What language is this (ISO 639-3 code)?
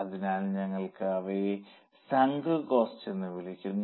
mal